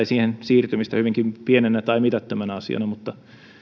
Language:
Finnish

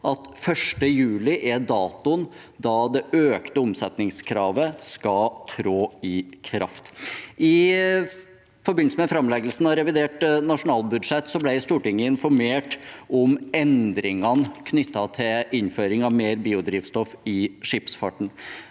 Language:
Norwegian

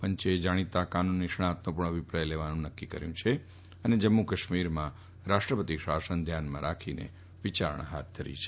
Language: Gujarati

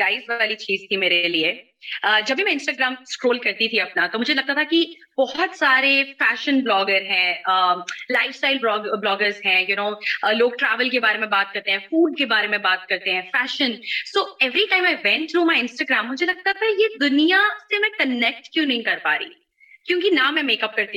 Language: Urdu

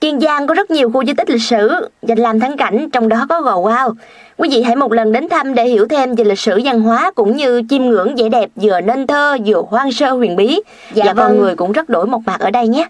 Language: Vietnamese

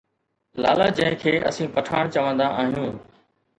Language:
Sindhi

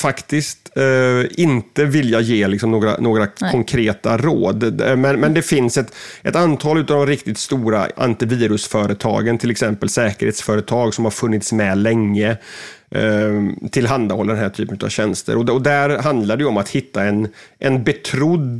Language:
Swedish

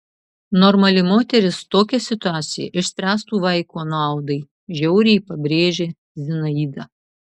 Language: Lithuanian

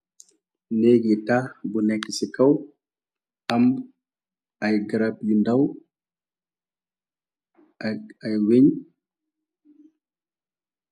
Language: Wolof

